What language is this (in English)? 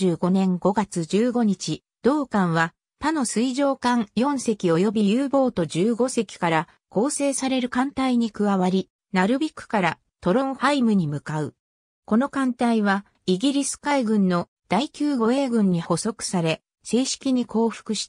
Japanese